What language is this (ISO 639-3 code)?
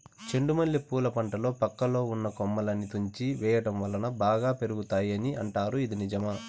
tel